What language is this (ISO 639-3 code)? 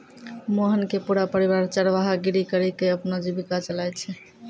mai